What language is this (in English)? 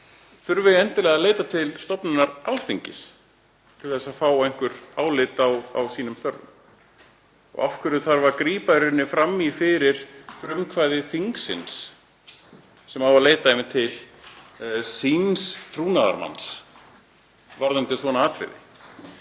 Icelandic